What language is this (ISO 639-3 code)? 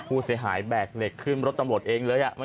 tha